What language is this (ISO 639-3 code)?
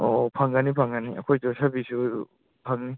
mni